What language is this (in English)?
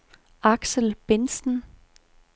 Danish